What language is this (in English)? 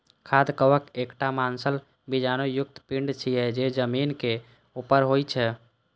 Maithili